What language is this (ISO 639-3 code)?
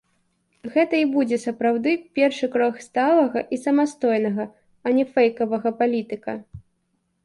bel